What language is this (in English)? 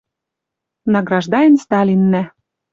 Western Mari